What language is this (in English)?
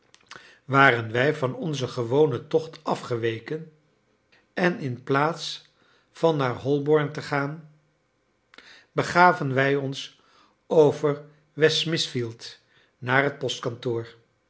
Dutch